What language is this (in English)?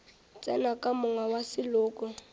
Northern Sotho